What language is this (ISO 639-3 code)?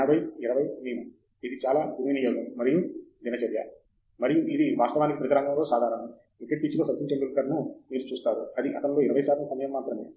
tel